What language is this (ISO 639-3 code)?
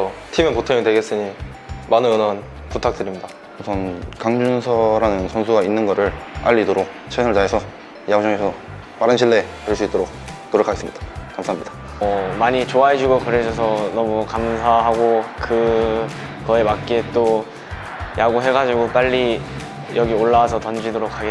kor